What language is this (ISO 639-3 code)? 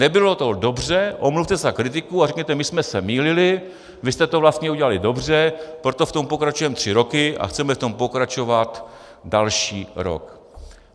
ces